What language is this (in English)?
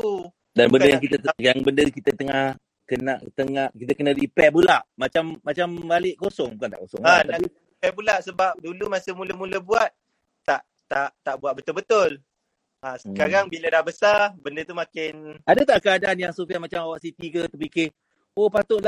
Malay